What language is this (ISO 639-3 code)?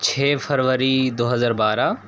urd